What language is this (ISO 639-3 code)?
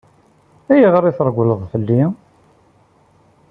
kab